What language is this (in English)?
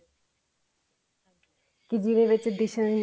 Punjabi